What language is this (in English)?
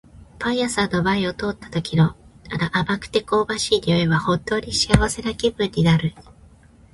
Japanese